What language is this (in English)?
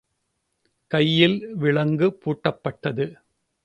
Tamil